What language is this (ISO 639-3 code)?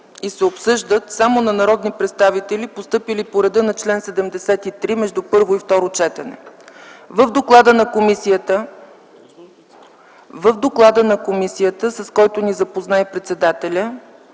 bul